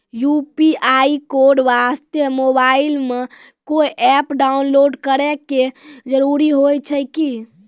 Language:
Maithili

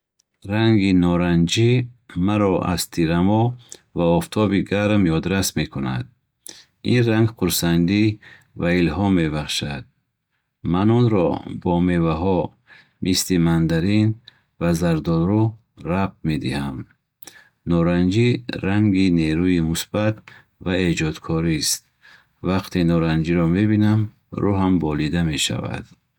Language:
Bukharic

